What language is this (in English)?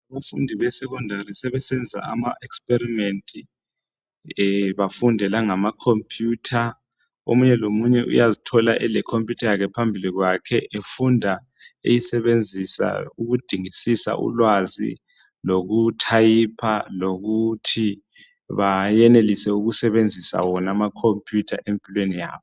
North Ndebele